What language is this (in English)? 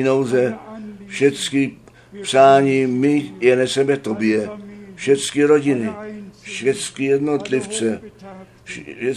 Czech